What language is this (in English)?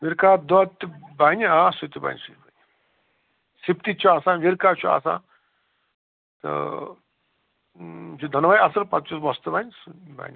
Kashmiri